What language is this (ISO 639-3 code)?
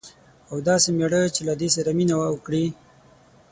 pus